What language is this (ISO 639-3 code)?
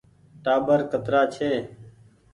gig